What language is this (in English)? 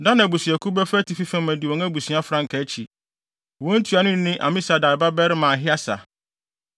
Akan